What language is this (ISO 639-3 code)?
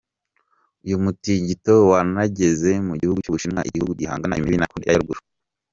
kin